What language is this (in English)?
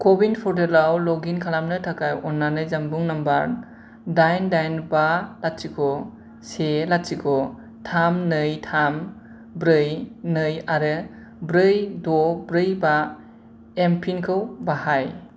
Bodo